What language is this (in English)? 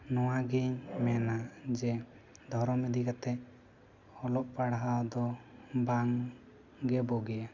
Santali